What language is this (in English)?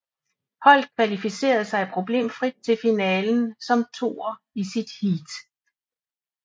Danish